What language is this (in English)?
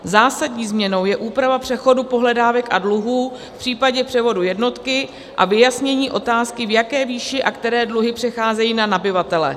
Czech